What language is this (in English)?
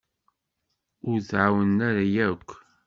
Kabyle